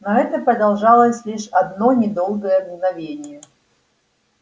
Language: Russian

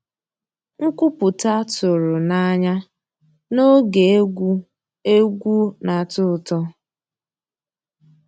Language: Igbo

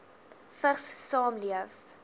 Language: Afrikaans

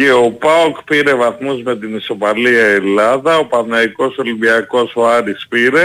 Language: Greek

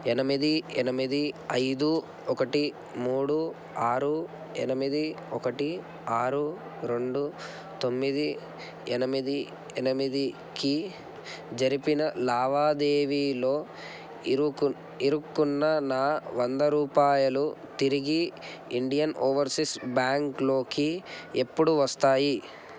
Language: Telugu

